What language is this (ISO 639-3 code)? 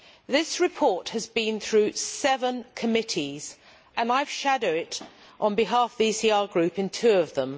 eng